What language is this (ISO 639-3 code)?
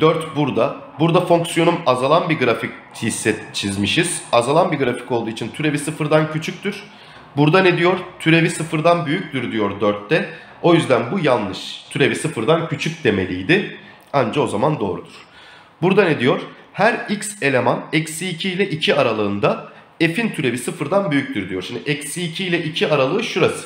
tur